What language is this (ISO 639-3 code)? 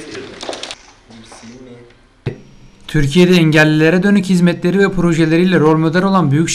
tur